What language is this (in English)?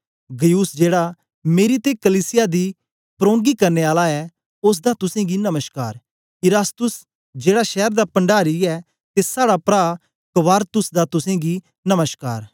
Dogri